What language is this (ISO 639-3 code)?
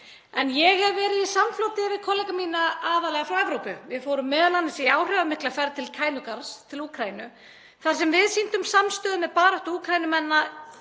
isl